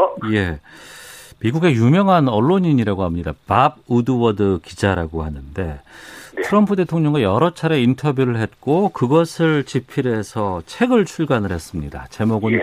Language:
Korean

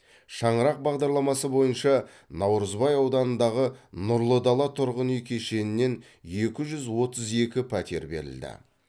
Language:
Kazakh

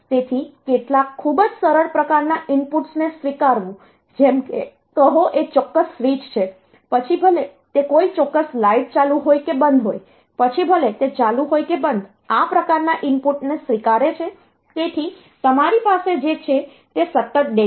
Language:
Gujarati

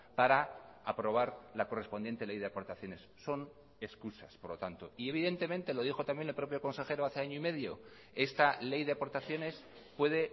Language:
Spanish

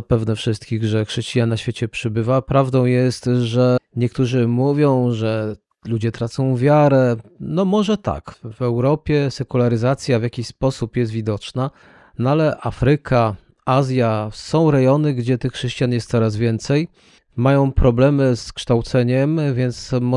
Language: Polish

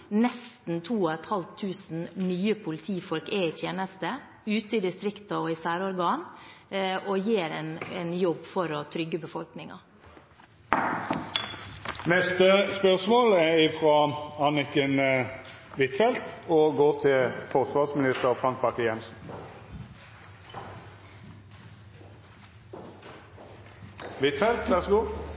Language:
Norwegian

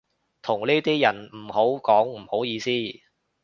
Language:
Cantonese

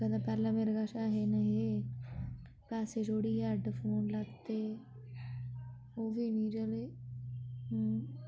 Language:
Dogri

